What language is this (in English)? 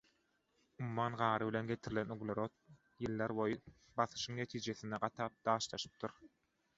Turkmen